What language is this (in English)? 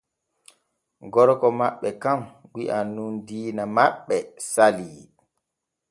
Borgu Fulfulde